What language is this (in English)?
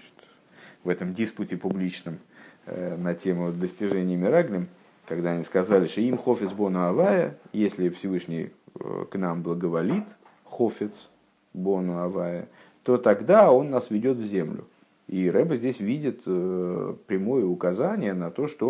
Russian